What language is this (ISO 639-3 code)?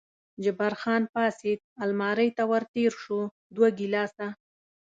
pus